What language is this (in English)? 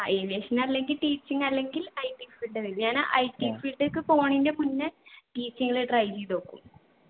Malayalam